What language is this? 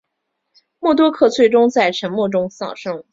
Chinese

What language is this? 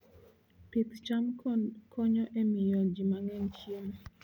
Luo (Kenya and Tanzania)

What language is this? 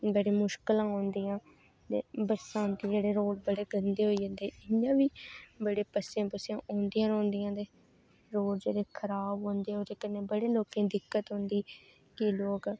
Dogri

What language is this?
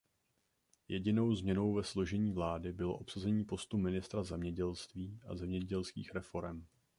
Czech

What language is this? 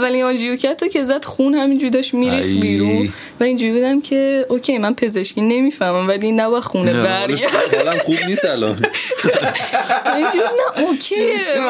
Persian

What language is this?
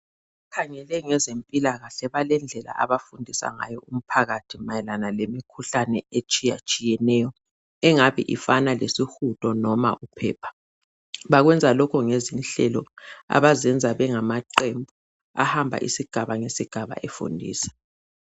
North Ndebele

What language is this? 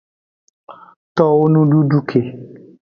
Aja (Benin)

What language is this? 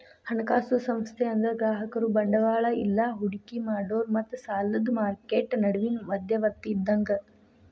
Kannada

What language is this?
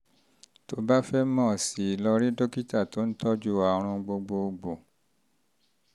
Yoruba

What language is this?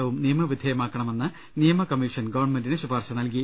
Malayalam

